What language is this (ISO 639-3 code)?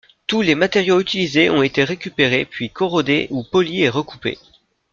fra